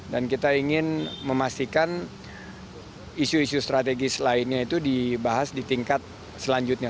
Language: Indonesian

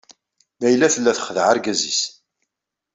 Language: Kabyle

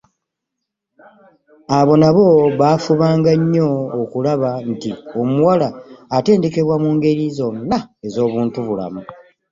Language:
Ganda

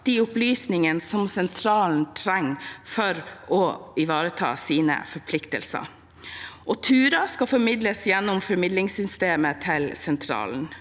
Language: Norwegian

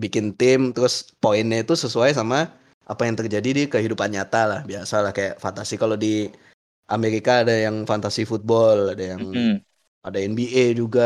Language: Indonesian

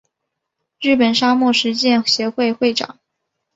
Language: Chinese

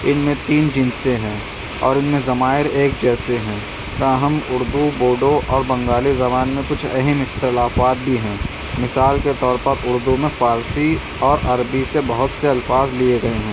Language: Urdu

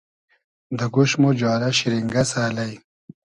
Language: Hazaragi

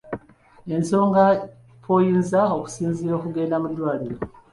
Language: Ganda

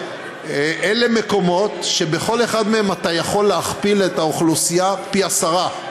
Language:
Hebrew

